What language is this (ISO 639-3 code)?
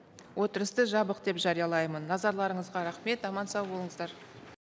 kaz